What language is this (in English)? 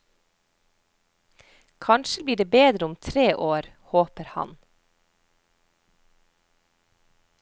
Norwegian